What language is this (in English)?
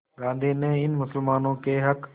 Hindi